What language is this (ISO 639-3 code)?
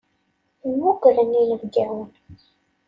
kab